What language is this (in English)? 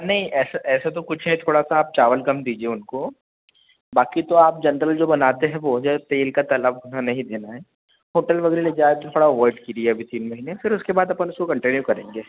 Hindi